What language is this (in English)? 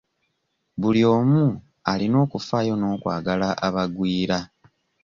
Ganda